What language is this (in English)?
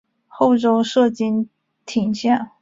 Chinese